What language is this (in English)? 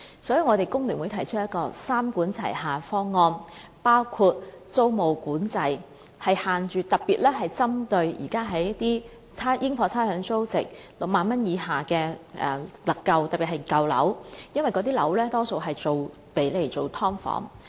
Cantonese